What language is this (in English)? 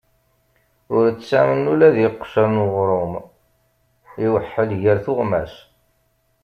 Kabyle